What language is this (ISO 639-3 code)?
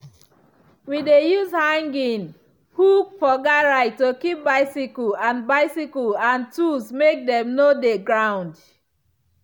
pcm